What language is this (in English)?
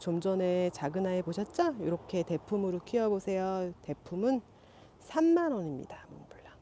Korean